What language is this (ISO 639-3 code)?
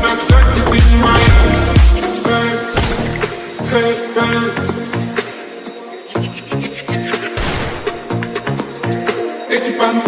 ron